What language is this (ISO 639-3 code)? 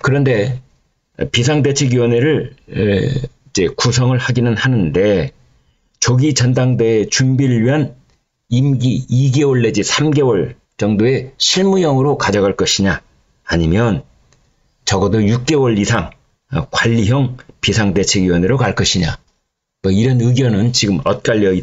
kor